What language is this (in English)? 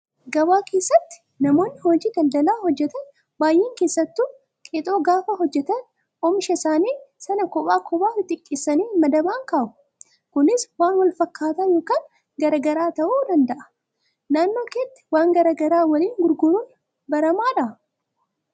Oromo